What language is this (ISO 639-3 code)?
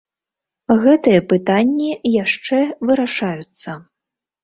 bel